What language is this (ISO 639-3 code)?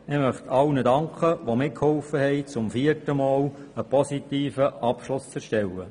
gsw